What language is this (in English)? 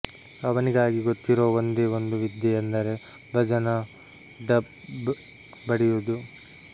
Kannada